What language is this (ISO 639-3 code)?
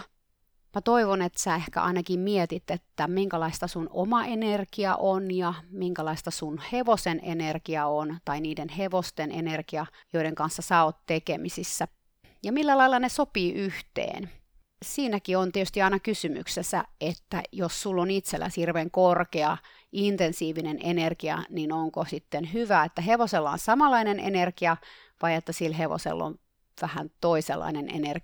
fin